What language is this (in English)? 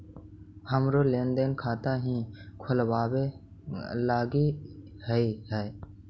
Magahi